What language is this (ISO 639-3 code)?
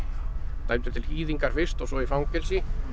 isl